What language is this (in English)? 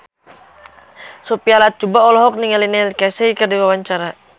Sundanese